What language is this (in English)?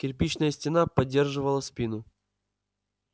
Russian